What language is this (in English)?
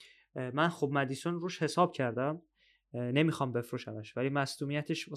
Persian